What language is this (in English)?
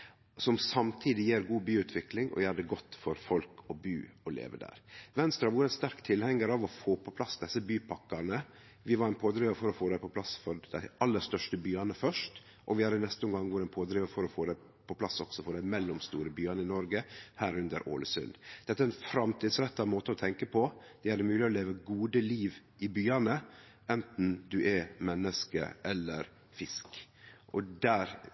Norwegian Nynorsk